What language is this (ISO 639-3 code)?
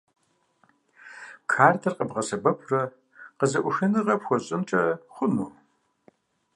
kbd